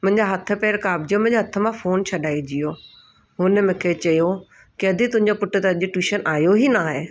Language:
Sindhi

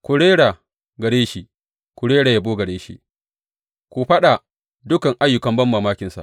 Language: Hausa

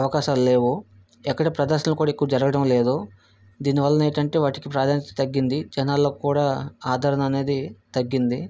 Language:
Telugu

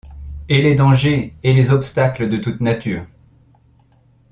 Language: French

